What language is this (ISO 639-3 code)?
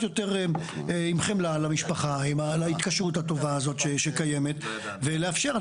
heb